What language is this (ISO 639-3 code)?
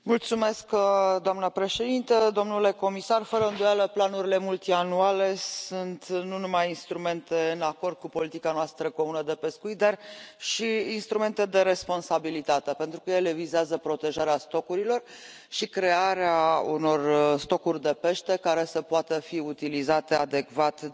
ron